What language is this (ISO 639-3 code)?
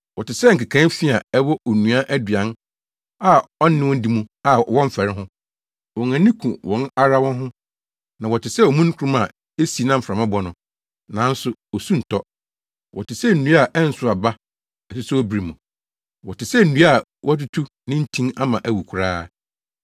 aka